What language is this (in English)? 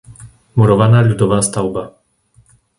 Slovak